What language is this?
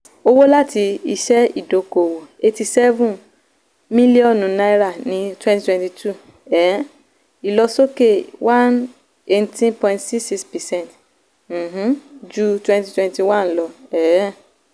Yoruba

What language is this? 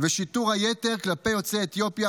Hebrew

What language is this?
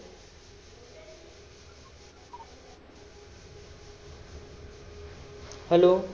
Marathi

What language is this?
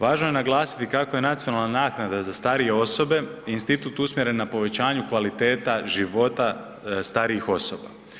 Croatian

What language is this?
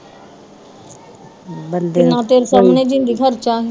Punjabi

